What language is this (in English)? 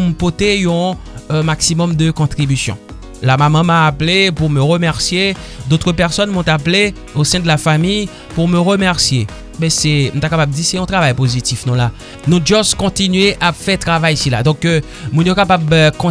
French